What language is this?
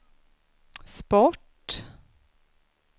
Swedish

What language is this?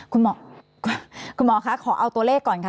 Thai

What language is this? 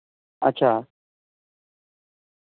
Dogri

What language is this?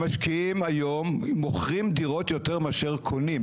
Hebrew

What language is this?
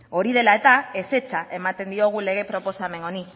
Basque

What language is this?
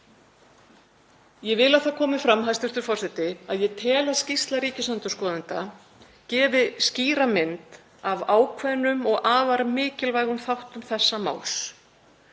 Icelandic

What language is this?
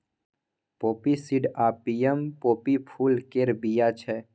Maithili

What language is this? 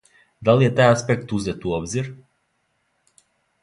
Serbian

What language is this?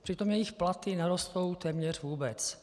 Czech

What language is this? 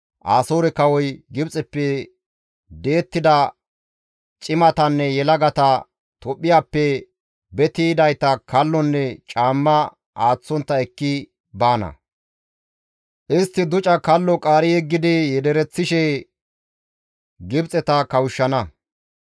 Gamo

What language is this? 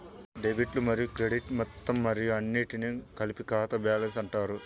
Telugu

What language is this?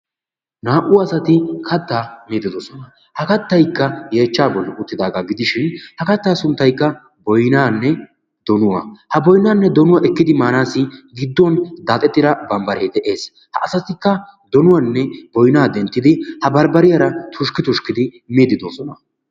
Wolaytta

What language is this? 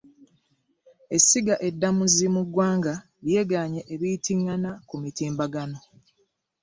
Ganda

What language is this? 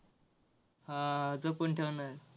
Marathi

